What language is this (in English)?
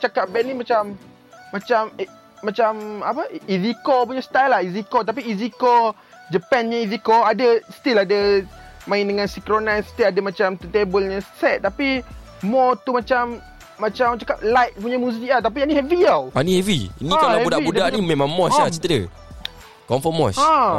Malay